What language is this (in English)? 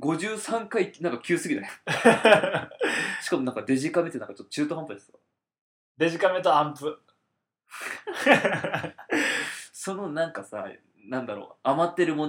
Japanese